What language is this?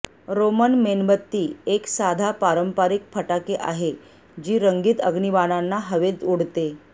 Marathi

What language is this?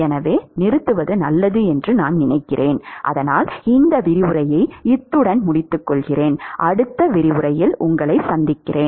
Tamil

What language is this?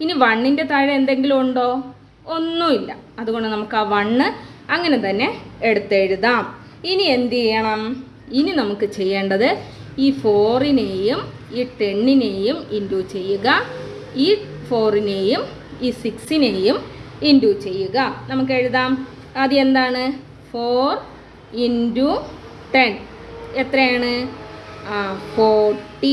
Malayalam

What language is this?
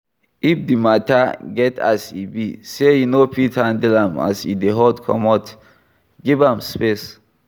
Nigerian Pidgin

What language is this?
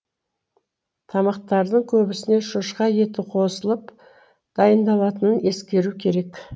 Kazakh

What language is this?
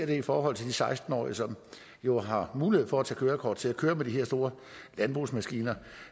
Danish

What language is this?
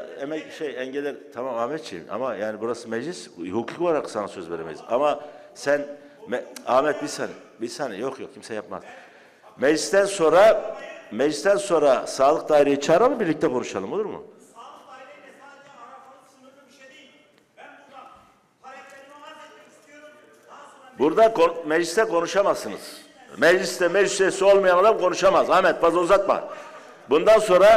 Turkish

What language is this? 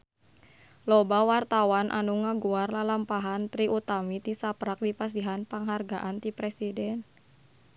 Sundanese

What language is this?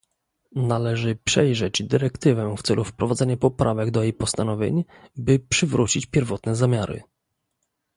Polish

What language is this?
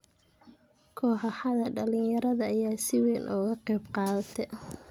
Somali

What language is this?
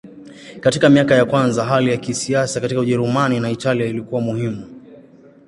Swahili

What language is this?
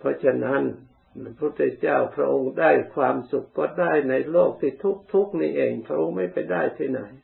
Thai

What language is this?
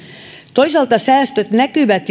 Finnish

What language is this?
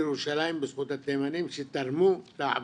Hebrew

